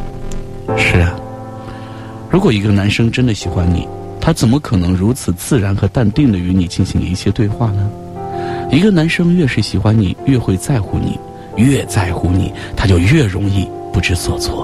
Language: Chinese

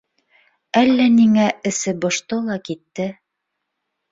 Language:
Bashkir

